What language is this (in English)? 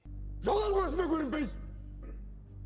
Kazakh